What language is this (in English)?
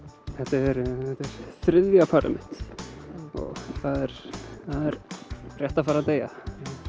Icelandic